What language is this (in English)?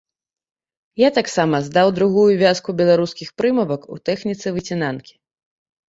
Belarusian